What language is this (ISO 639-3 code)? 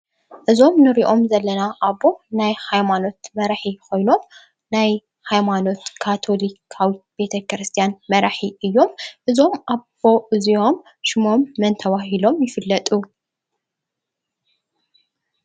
tir